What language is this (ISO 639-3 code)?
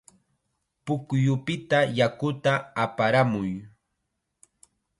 qxa